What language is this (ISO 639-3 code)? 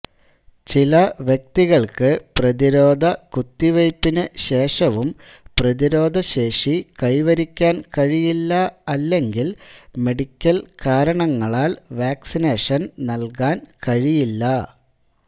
mal